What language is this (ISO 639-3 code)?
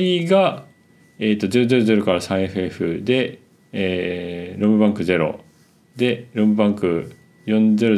jpn